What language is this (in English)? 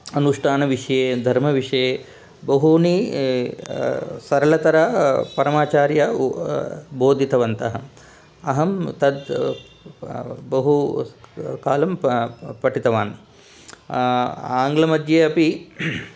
Sanskrit